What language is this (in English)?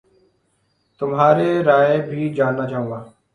Urdu